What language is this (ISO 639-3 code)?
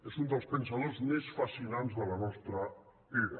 cat